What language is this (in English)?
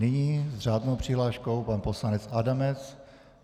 Czech